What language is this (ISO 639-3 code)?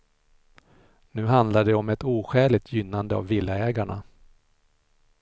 swe